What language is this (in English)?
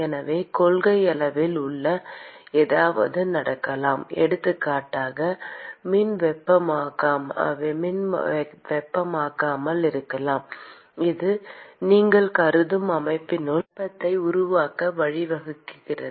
Tamil